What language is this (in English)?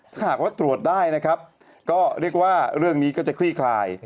Thai